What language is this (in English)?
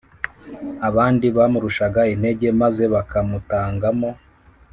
Kinyarwanda